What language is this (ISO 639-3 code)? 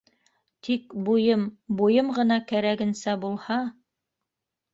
bak